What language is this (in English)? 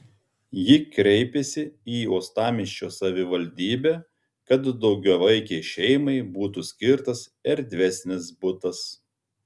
Lithuanian